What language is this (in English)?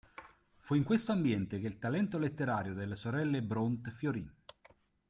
Italian